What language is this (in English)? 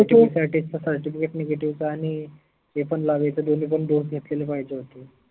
Marathi